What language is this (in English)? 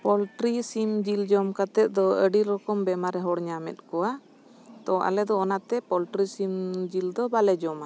Santali